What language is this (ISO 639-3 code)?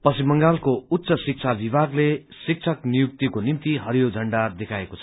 nep